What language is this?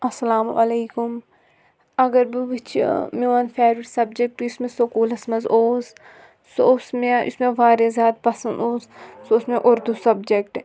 Kashmiri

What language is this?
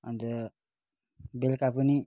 Nepali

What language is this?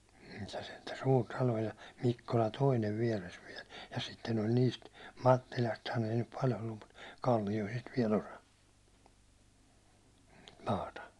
Finnish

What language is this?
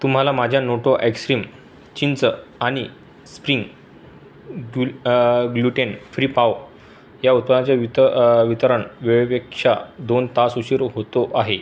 Marathi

